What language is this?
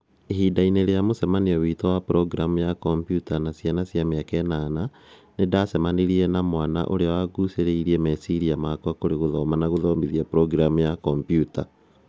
Kikuyu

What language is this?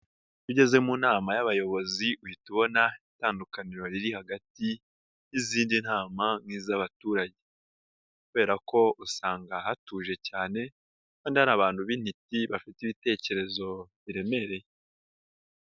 Kinyarwanda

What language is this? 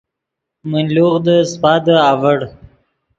Yidgha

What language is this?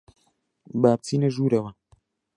Central Kurdish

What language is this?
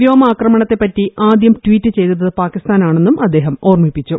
Malayalam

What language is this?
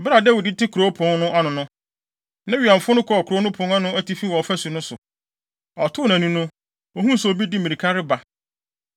Akan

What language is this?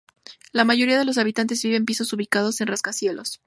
Spanish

